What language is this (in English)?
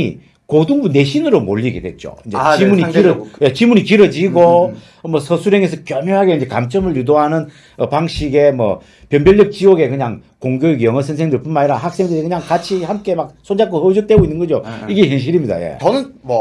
Korean